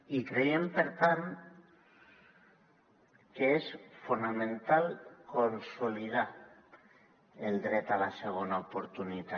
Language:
Catalan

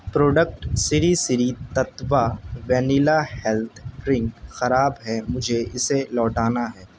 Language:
Urdu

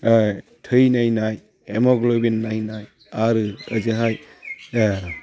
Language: Bodo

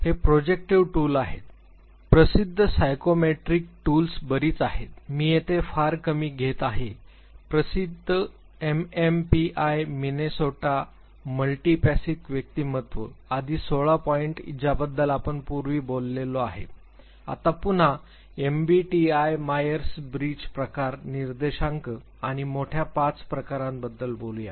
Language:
Marathi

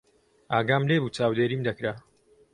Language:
Central Kurdish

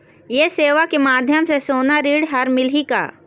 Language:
Chhattisgarhi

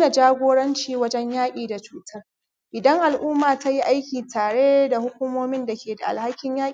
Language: Hausa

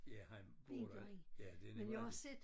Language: Danish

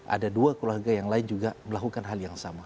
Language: Indonesian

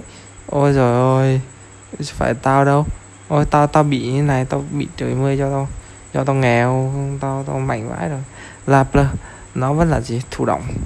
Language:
Vietnamese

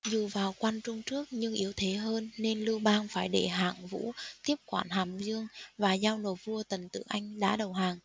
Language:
Vietnamese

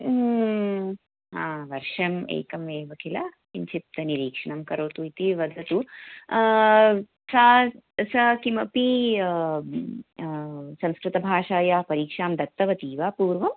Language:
Sanskrit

